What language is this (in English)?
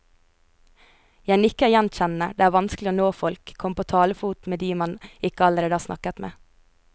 Norwegian